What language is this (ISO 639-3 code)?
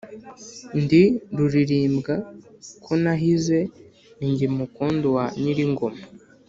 kin